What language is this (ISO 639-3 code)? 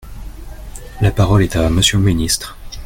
fra